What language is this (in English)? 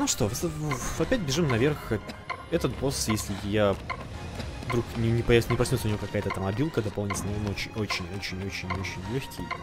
Russian